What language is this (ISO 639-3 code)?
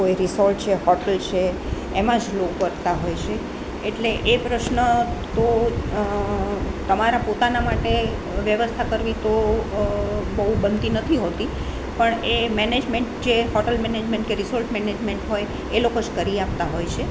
guj